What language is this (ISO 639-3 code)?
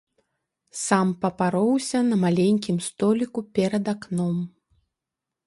bel